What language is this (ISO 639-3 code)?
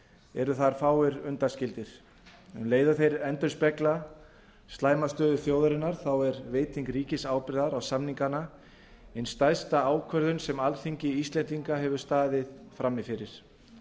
isl